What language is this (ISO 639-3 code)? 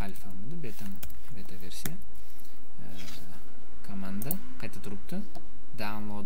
tur